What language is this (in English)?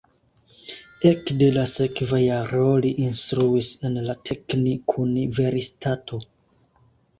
Esperanto